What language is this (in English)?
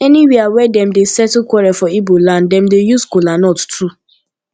Nigerian Pidgin